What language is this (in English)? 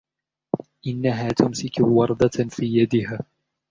Arabic